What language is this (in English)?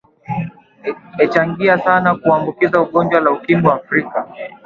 Swahili